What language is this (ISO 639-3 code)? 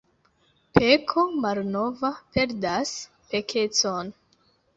epo